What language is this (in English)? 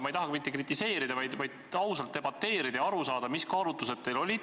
Estonian